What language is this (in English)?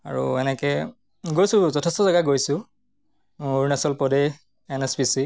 Assamese